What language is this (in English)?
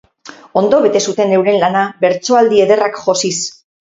Basque